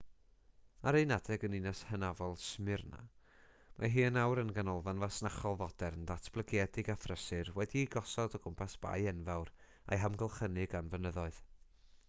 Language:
Welsh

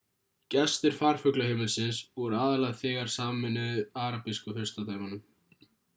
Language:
Icelandic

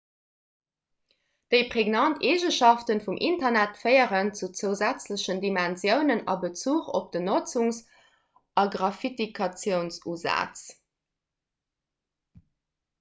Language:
Luxembourgish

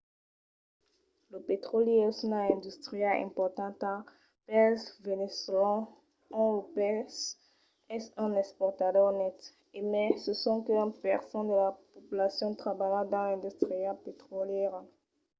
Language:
Occitan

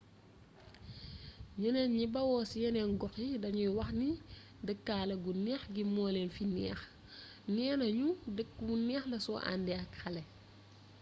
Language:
Wolof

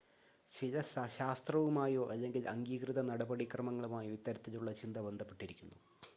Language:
Malayalam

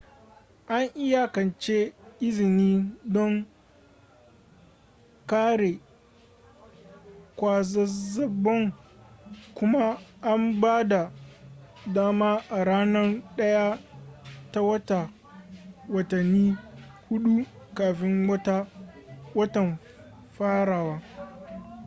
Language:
Hausa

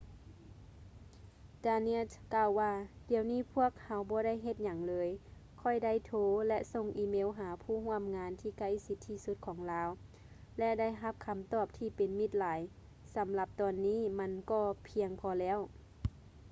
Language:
Lao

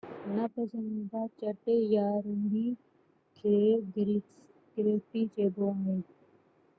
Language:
Sindhi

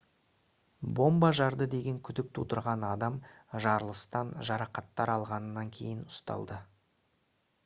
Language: Kazakh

